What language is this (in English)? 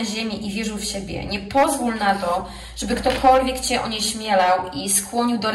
Polish